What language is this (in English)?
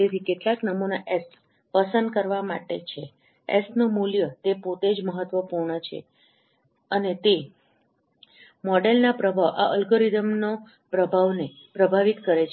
Gujarati